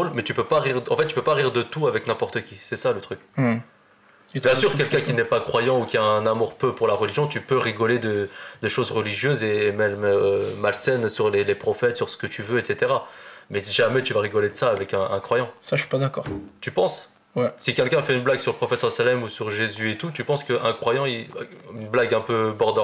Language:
French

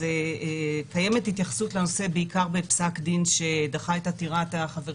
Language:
Hebrew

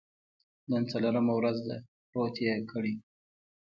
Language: Pashto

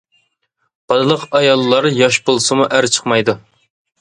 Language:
Uyghur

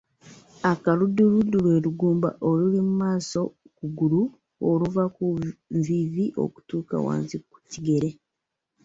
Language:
Ganda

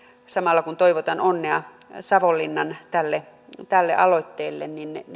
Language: Finnish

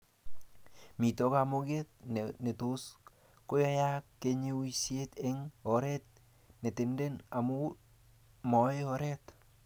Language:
Kalenjin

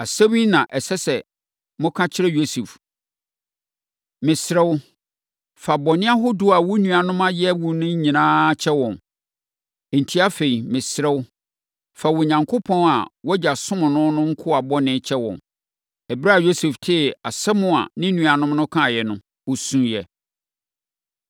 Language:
Akan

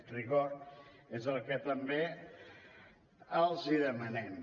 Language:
Catalan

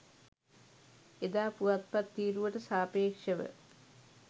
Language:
Sinhala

